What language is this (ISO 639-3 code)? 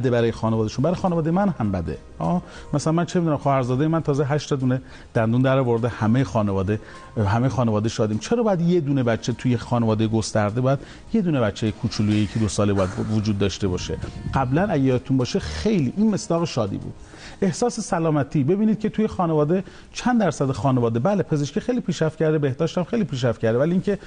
fas